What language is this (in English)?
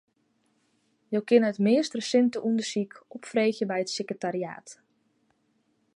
Western Frisian